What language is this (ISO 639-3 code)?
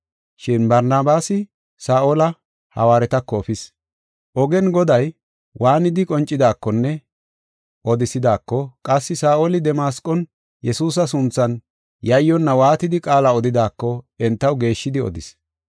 gof